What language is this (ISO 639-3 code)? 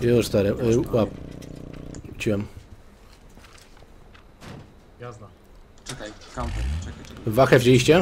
pol